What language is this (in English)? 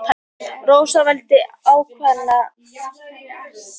Icelandic